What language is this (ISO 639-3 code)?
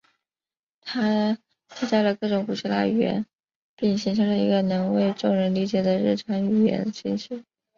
zho